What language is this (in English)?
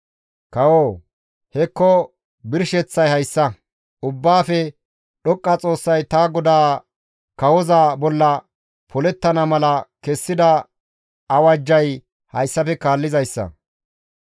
Gamo